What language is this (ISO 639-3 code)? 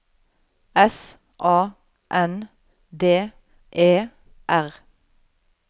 nor